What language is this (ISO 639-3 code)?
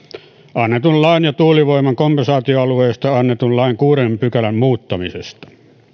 fin